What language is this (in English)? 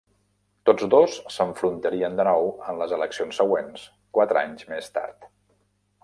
Catalan